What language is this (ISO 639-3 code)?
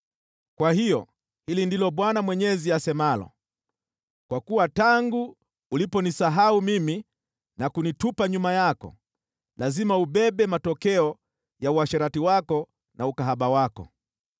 swa